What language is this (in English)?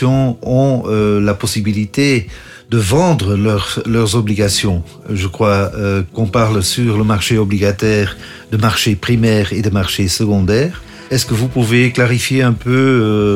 French